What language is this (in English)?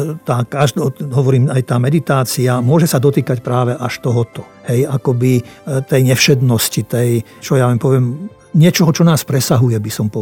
Slovak